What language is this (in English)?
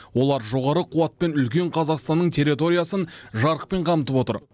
Kazakh